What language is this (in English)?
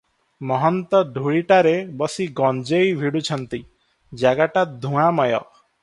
Odia